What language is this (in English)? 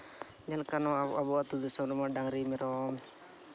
Santali